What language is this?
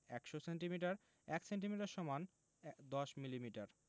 Bangla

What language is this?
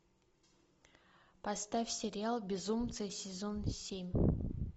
Russian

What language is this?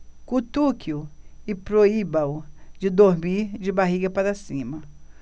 Portuguese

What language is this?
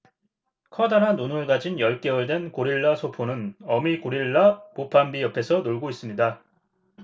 Korean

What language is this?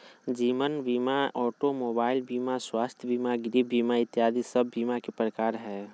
Magahi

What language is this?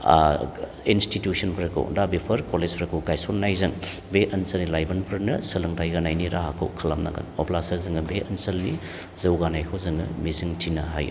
Bodo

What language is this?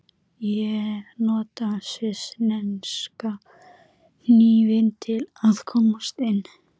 Icelandic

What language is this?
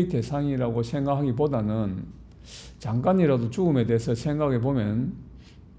Korean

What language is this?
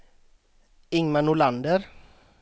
Swedish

